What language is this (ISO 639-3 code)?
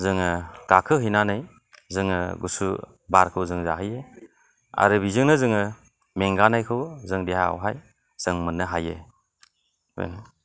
brx